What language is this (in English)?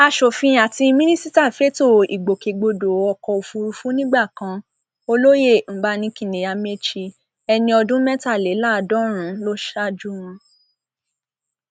Yoruba